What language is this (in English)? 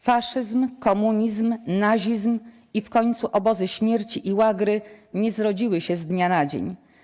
Polish